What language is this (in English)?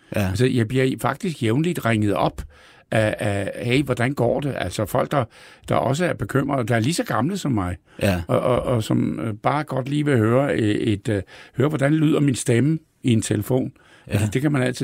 Danish